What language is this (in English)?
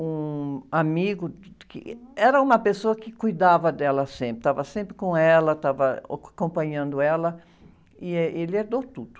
Portuguese